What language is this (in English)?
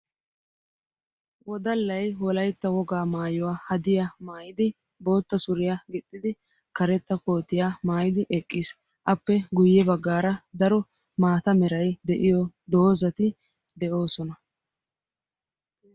Wolaytta